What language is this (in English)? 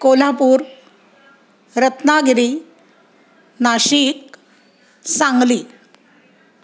Marathi